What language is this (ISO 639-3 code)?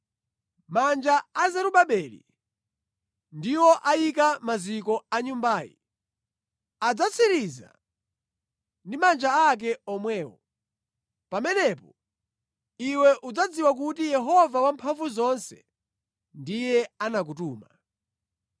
nya